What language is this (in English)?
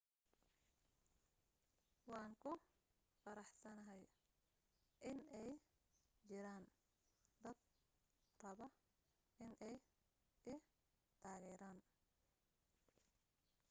Somali